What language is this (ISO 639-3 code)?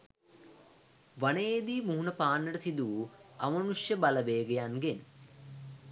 sin